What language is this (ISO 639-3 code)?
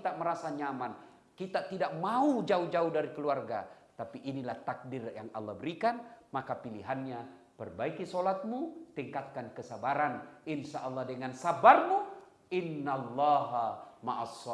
ind